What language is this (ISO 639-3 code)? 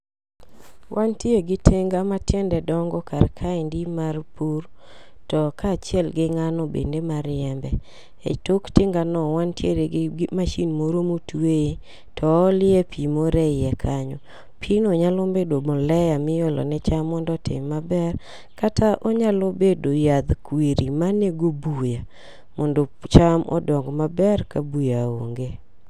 luo